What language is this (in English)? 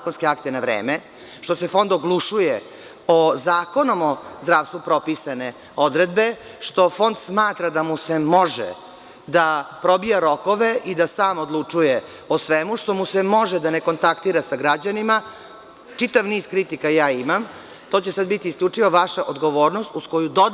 Serbian